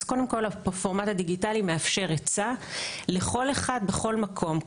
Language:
Hebrew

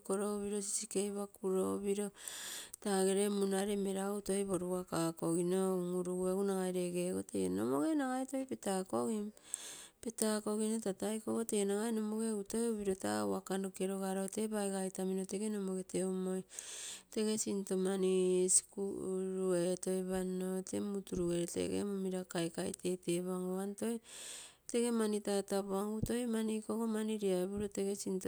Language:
Terei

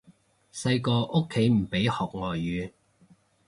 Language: Cantonese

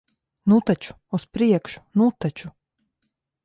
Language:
Latvian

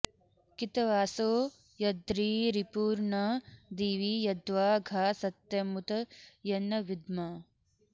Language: Sanskrit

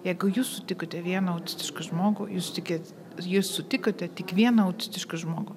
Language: Lithuanian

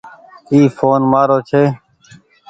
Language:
Goaria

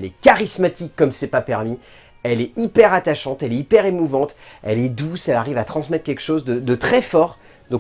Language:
French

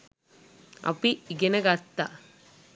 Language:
Sinhala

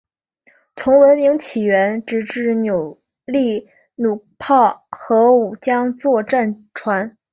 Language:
Chinese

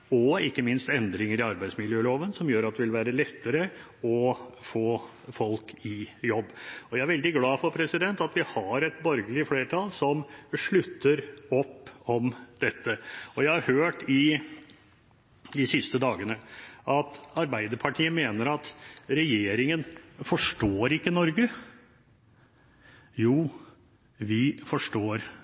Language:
Norwegian Bokmål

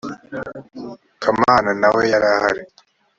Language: Kinyarwanda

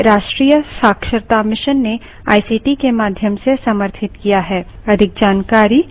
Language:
Hindi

